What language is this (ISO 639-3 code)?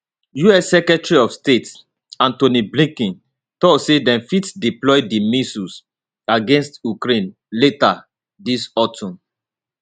pcm